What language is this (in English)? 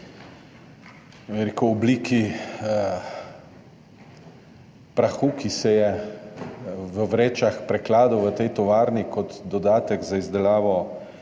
Slovenian